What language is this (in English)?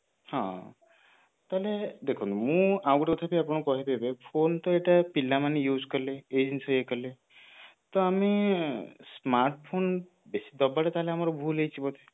Odia